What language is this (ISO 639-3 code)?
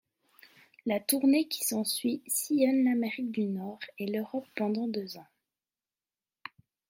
fra